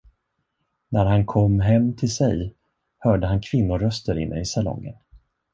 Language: Swedish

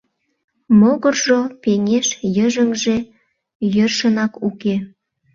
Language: Mari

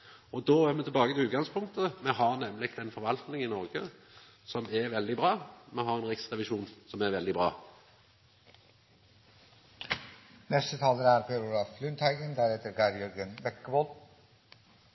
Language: Norwegian Nynorsk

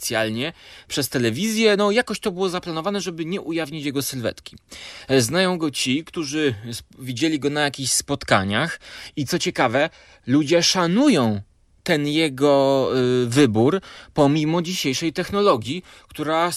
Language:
Polish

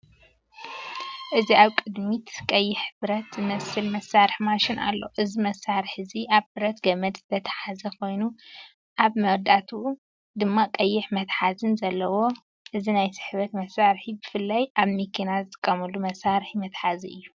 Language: Tigrinya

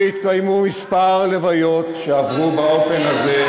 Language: Hebrew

